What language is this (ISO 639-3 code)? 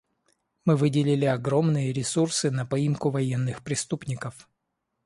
rus